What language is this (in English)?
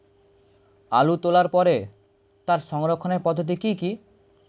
Bangla